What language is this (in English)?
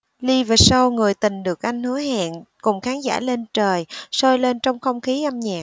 Vietnamese